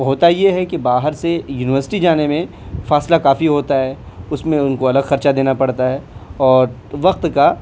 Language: Urdu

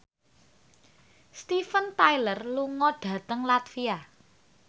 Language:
Javanese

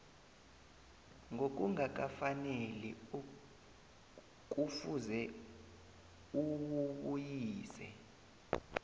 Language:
South Ndebele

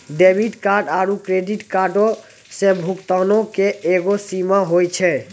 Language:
Maithili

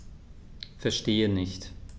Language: German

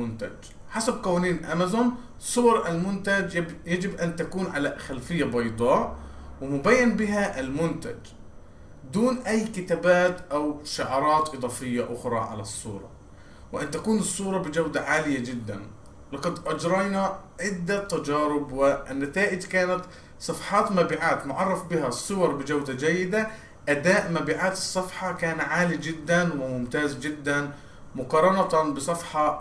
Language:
Arabic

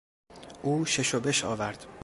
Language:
Persian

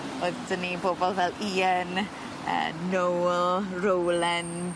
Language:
Welsh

